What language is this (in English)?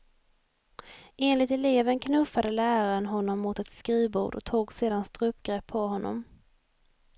Swedish